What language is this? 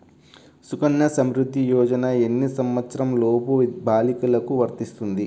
Telugu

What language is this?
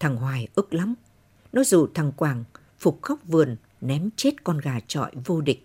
Vietnamese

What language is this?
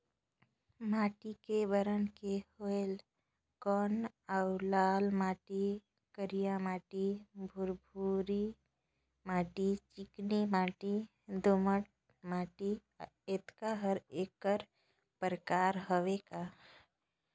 Chhattisgarhi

